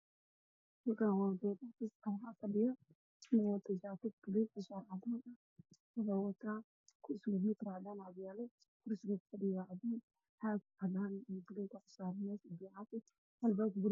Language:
Somali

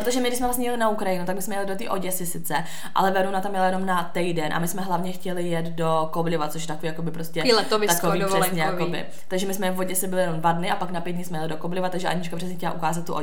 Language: Czech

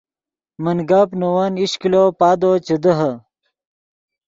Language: Yidgha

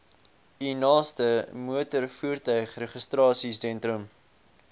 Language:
Afrikaans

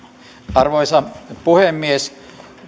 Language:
Finnish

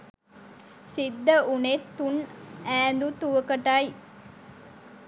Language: Sinhala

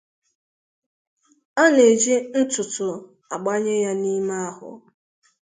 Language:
Igbo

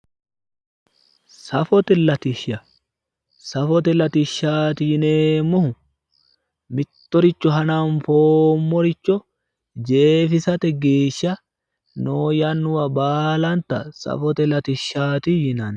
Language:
Sidamo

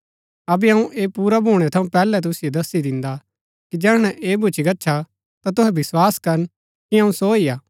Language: Gaddi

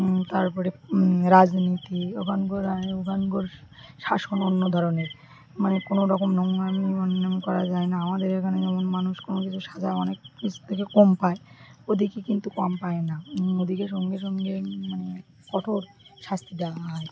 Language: Bangla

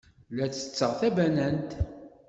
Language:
Kabyle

